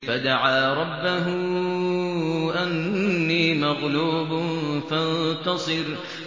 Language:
Arabic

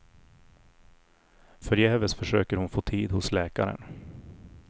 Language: Swedish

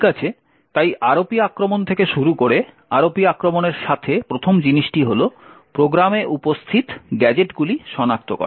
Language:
Bangla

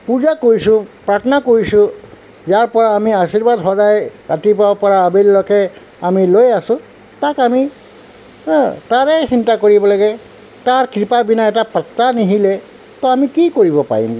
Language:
Assamese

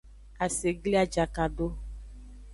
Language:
Aja (Benin)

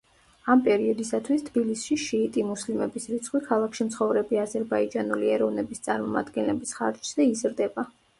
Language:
Georgian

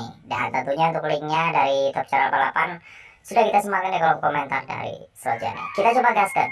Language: Indonesian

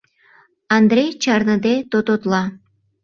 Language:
Mari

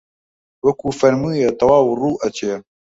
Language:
Central Kurdish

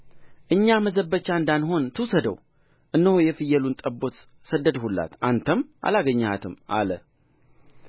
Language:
Amharic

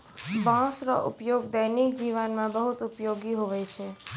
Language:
Maithili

